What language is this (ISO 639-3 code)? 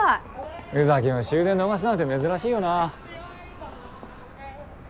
jpn